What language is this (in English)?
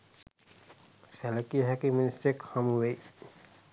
Sinhala